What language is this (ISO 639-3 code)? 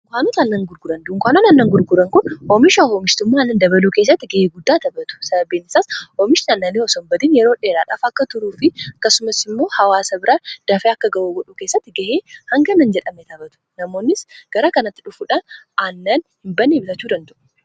orm